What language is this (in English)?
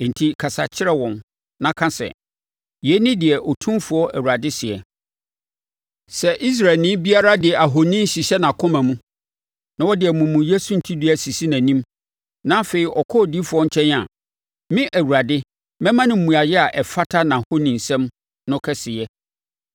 Akan